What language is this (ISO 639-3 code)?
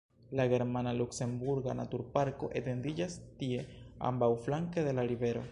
epo